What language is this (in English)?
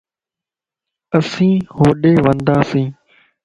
Lasi